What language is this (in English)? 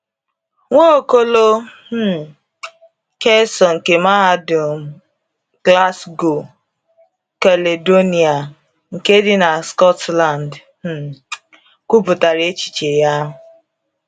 Igbo